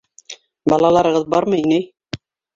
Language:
Bashkir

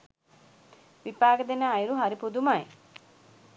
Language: Sinhala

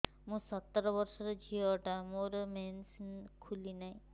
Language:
Odia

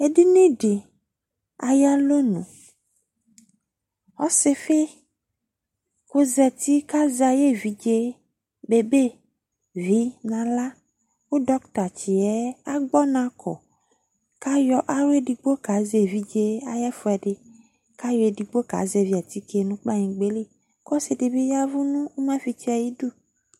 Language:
Ikposo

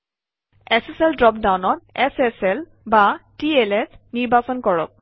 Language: Assamese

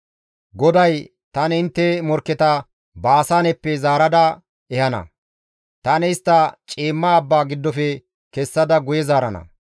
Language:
Gamo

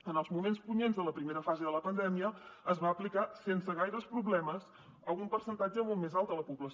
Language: Catalan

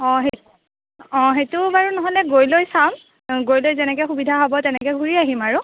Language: Assamese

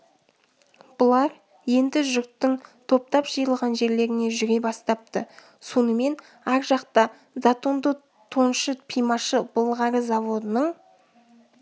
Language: Kazakh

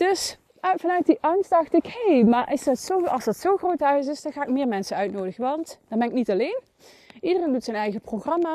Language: Dutch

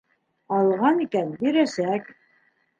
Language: Bashkir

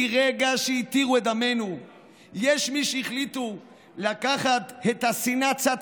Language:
Hebrew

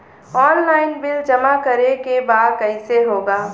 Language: Bhojpuri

